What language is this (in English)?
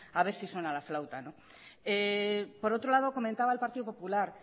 Spanish